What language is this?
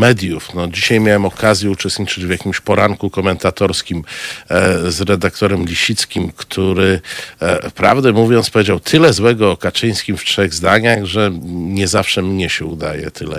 Polish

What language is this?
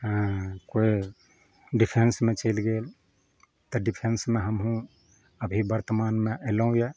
Maithili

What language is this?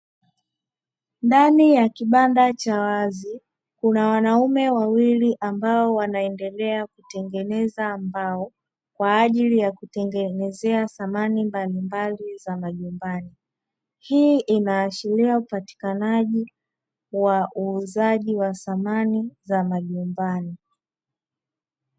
Swahili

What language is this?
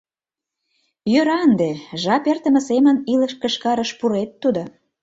Mari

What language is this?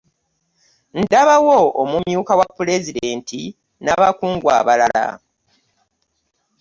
Ganda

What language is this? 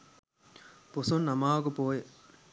Sinhala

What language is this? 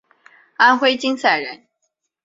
Chinese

